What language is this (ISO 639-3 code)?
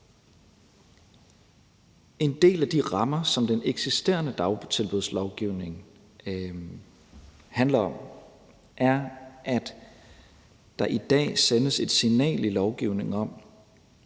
dan